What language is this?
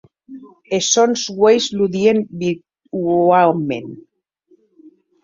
Occitan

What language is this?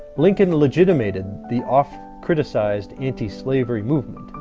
English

